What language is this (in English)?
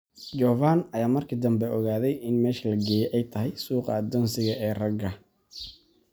Somali